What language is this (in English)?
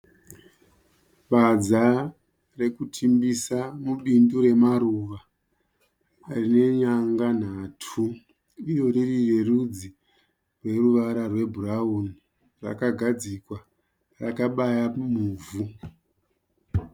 Shona